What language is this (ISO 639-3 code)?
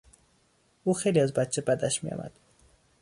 fas